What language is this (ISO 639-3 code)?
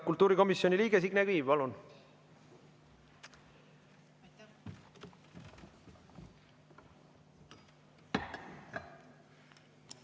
est